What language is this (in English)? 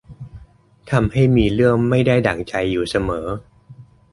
Thai